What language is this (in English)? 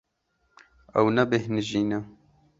Kurdish